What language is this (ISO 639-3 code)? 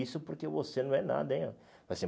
por